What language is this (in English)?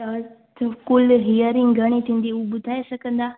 Sindhi